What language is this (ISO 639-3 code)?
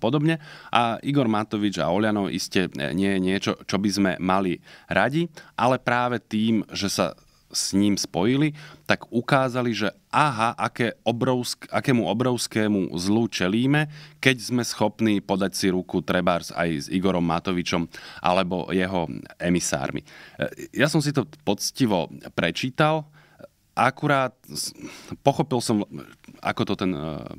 slk